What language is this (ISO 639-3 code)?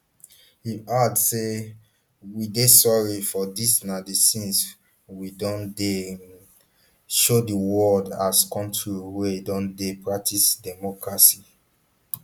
pcm